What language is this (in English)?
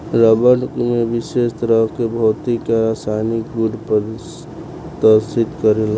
Bhojpuri